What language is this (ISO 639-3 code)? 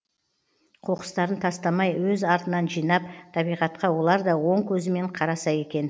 kaz